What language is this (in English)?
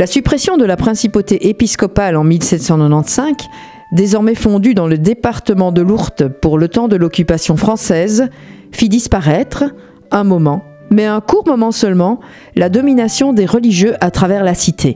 French